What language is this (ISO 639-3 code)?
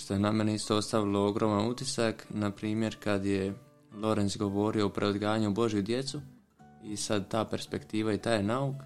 hrv